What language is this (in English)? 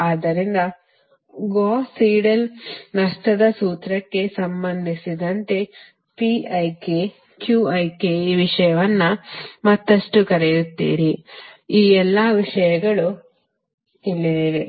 Kannada